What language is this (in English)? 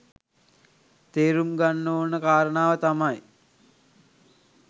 Sinhala